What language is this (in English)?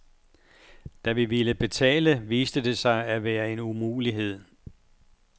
Danish